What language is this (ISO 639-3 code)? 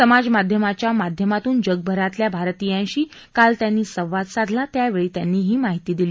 mar